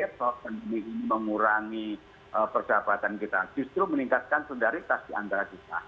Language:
Indonesian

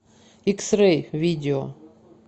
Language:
Russian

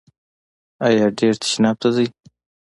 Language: Pashto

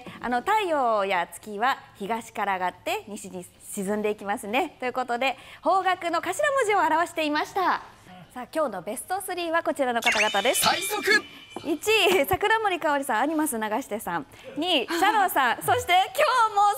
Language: Japanese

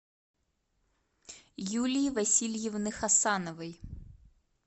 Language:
Russian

